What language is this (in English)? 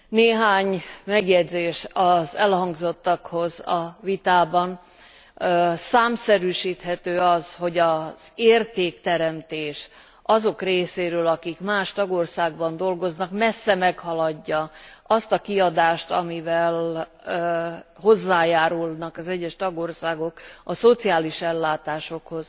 Hungarian